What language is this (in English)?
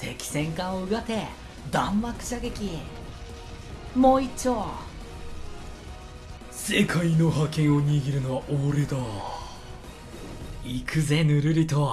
Japanese